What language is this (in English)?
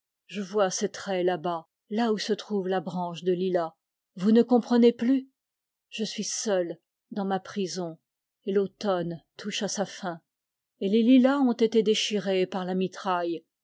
French